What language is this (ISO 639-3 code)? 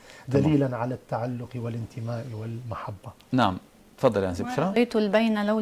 ara